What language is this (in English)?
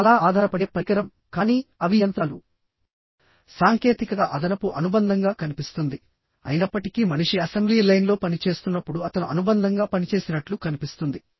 Telugu